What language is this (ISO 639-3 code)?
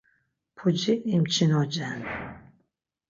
lzz